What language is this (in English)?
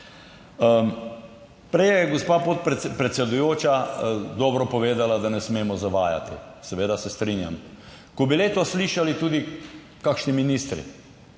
Slovenian